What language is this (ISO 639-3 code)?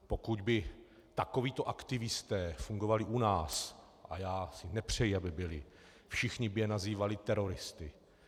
ces